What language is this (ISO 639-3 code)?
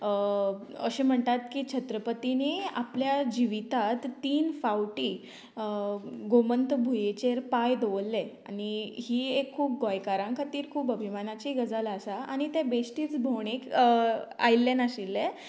kok